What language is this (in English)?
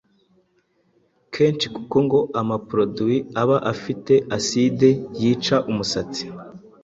Kinyarwanda